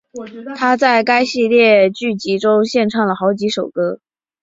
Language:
Chinese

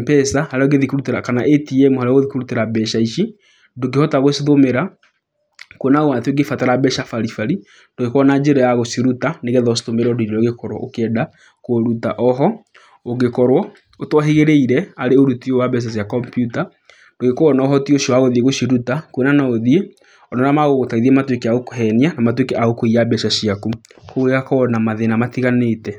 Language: Kikuyu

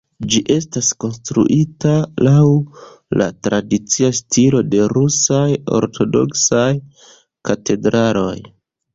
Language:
Esperanto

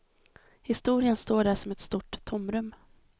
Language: Swedish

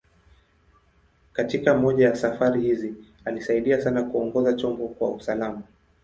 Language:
Swahili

